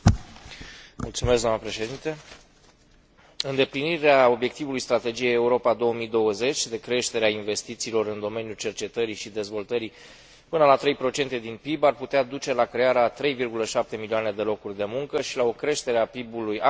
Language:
Romanian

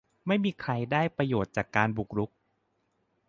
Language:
Thai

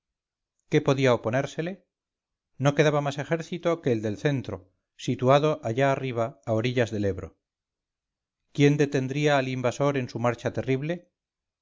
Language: Spanish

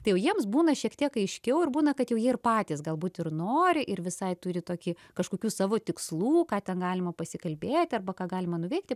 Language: Lithuanian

